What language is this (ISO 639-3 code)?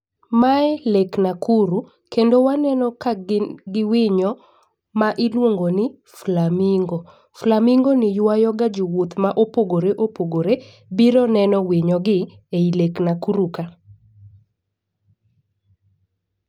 luo